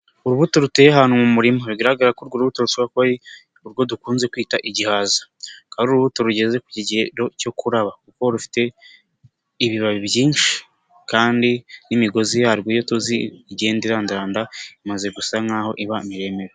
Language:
Kinyarwanda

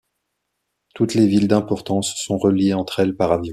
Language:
French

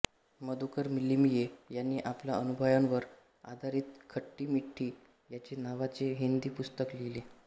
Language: Marathi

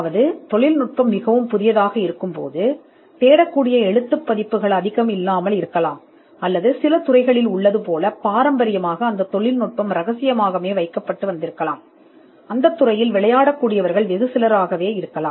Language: Tamil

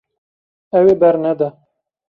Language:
Kurdish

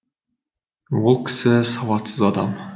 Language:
Kazakh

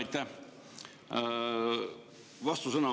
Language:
Estonian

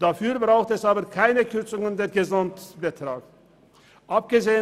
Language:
Swiss German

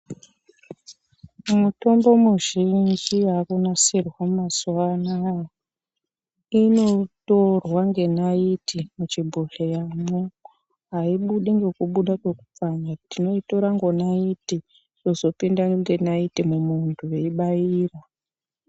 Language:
Ndau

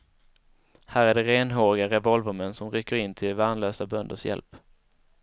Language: Swedish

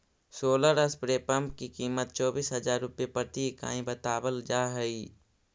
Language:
Magahi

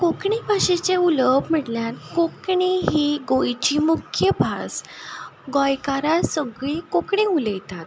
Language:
Konkani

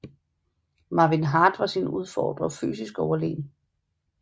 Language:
Danish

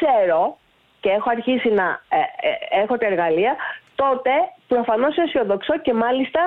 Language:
Greek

